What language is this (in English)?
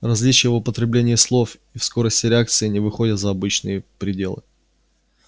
Russian